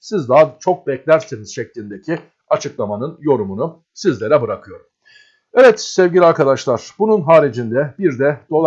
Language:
Turkish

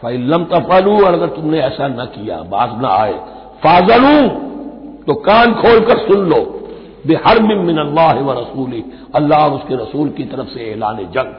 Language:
Hindi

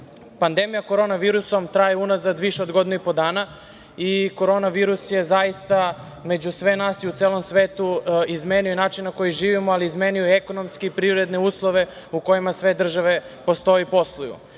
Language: Serbian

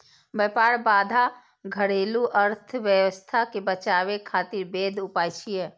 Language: Maithili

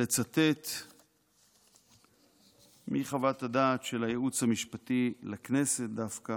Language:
Hebrew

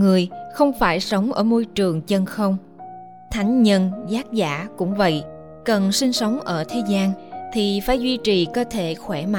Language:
Vietnamese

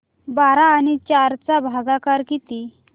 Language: Marathi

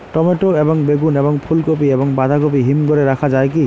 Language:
Bangla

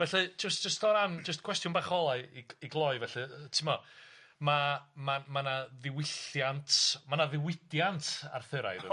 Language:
Welsh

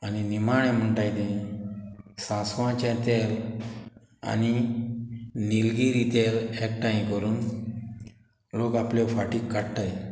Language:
Konkani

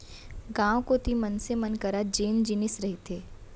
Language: Chhattisgarhi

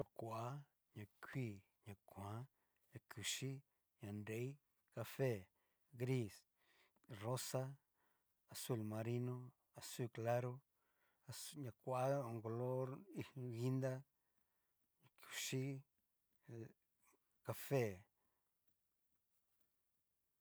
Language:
Cacaloxtepec Mixtec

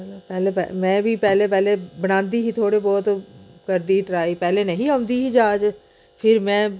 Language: Dogri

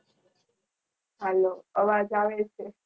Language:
Gujarati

